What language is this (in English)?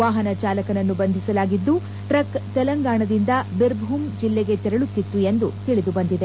Kannada